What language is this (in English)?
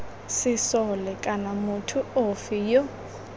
Tswana